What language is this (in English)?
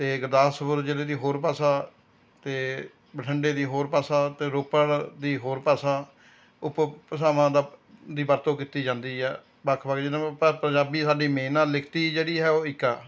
Punjabi